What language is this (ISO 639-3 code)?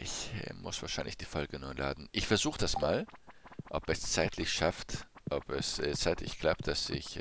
deu